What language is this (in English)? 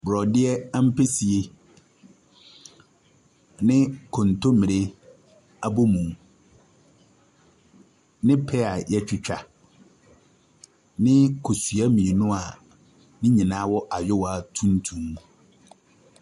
Akan